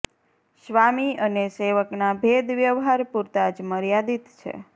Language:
Gujarati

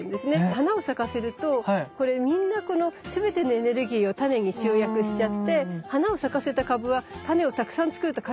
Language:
Japanese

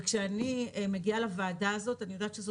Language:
Hebrew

